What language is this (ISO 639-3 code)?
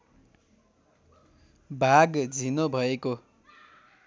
nep